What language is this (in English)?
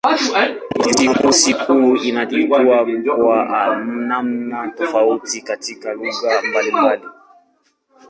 Swahili